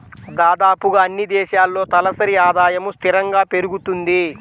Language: Telugu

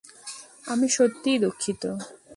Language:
Bangla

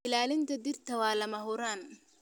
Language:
Somali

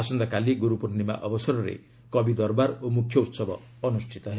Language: Odia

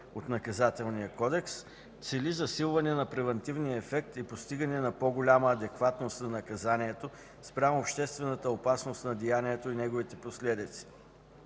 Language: Bulgarian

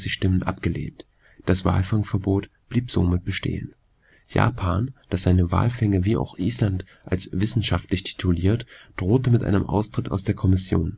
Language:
German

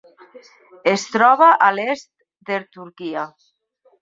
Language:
Catalan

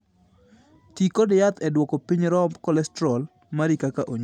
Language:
Luo (Kenya and Tanzania)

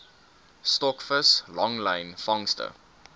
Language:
Afrikaans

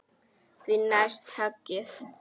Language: Icelandic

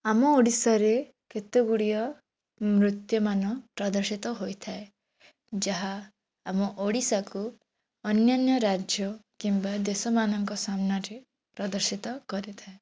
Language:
Odia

